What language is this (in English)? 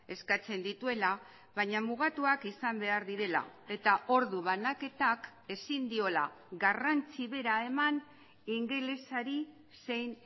Basque